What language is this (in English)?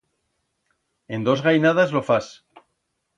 Aragonese